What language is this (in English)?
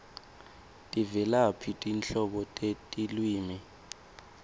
Swati